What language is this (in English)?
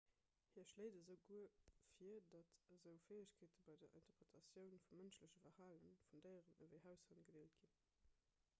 Luxembourgish